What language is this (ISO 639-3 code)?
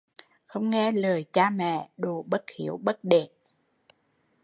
vie